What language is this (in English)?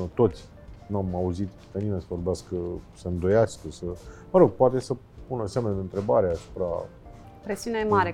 Romanian